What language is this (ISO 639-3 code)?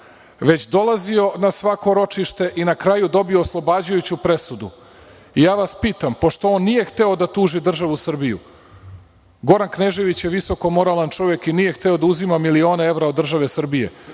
srp